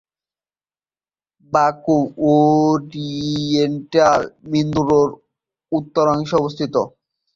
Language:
Bangla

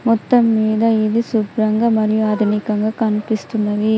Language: Telugu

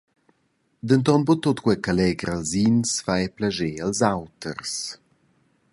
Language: Romansh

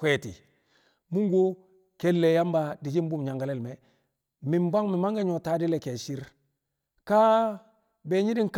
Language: Kamo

